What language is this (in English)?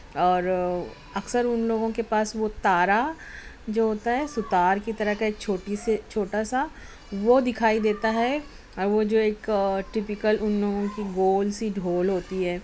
Urdu